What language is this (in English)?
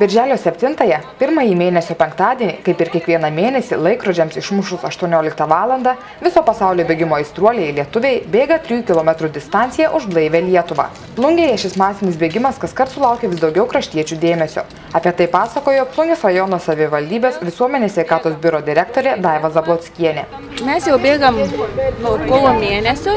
Lithuanian